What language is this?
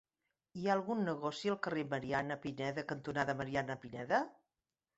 Catalan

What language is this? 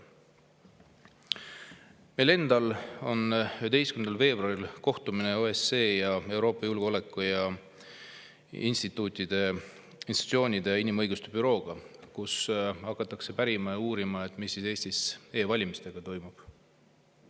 Estonian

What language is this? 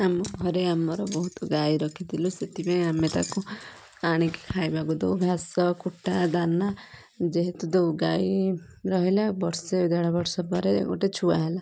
Odia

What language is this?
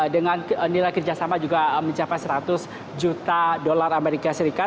Indonesian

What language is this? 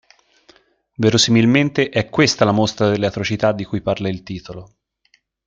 Italian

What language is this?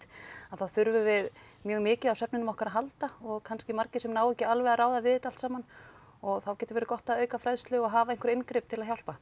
Icelandic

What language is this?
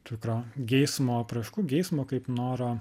Lithuanian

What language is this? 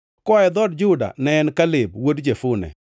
Luo (Kenya and Tanzania)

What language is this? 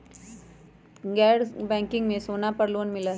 Magahi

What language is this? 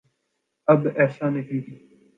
Urdu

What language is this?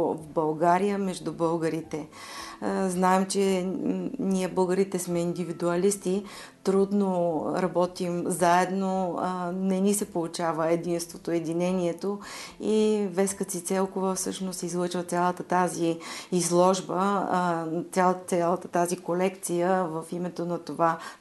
Bulgarian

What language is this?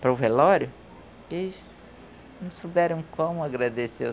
Portuguese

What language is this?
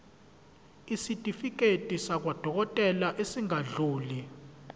Zulu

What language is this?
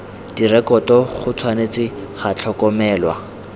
Tswana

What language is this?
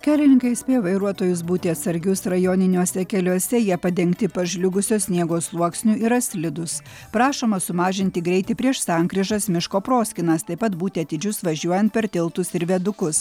Lithuanian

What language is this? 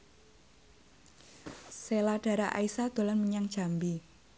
Javanese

